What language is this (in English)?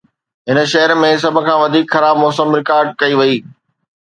Sindhi